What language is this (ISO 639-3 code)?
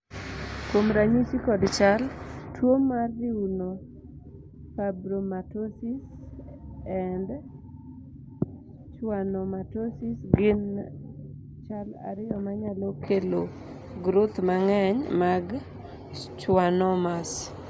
luo